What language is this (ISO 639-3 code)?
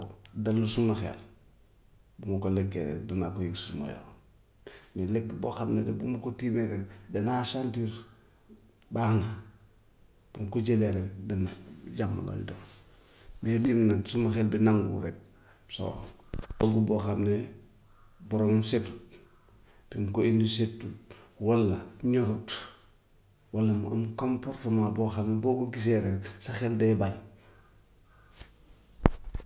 wof